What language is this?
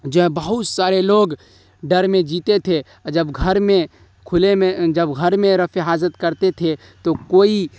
Urdu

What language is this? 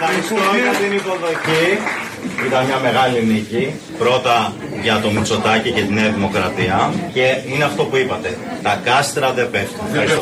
Greek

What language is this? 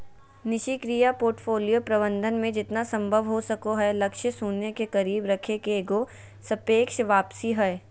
Magahi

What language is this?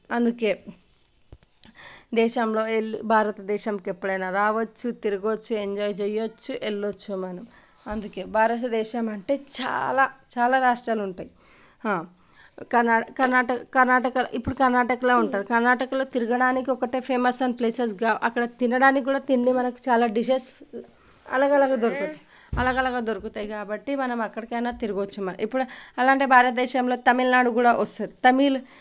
Telugu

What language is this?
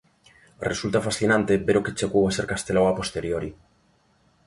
Galician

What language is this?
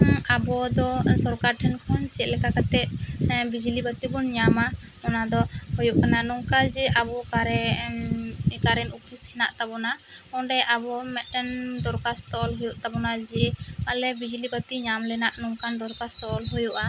Santali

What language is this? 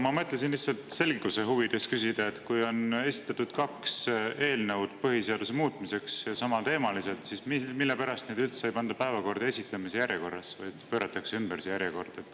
Estonian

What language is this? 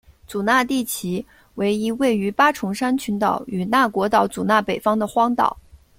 Chinese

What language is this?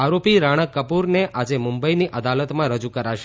Gujarati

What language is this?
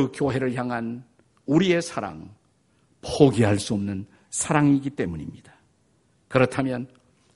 Korean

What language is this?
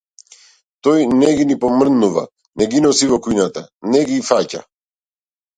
Macedonian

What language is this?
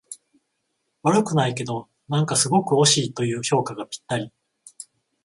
Japanese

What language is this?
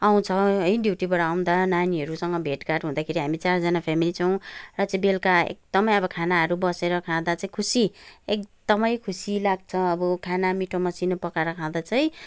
Nepali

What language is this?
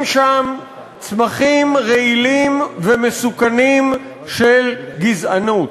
Hebrew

